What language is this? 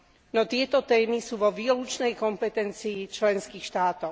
Slovak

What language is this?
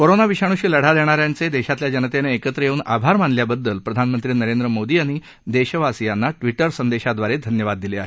Marathi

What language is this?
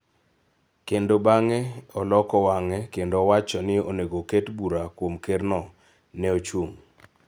Luo (Kenya and Tanzania)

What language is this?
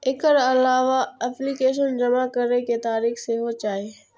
Maithili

